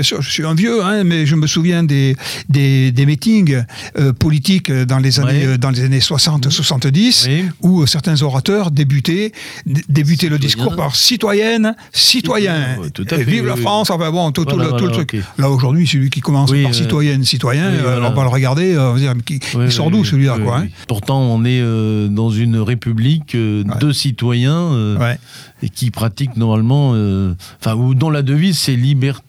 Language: French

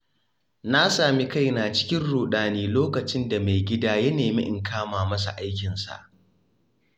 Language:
Hausa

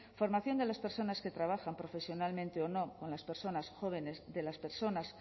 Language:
Spanish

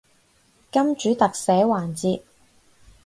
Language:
Cantonese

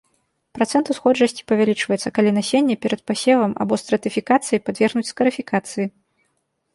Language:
Belarusian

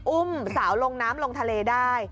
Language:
Thai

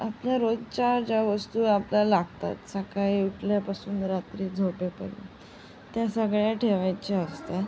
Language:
Marathi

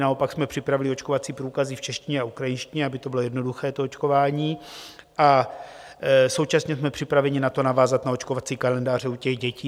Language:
Czech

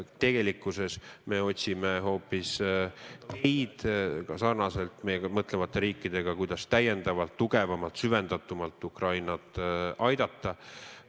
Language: Estonian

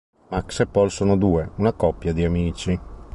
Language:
Italian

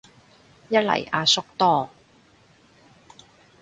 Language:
Cantonese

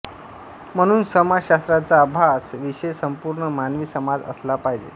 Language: Marathi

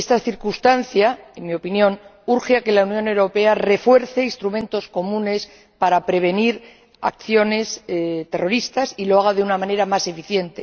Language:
Spanish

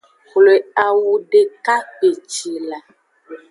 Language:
Aja (Benin)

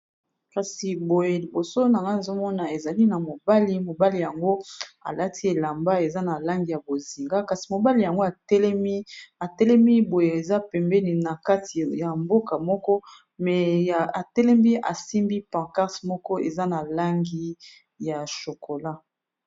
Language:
Lingala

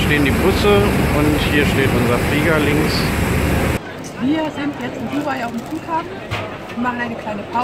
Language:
German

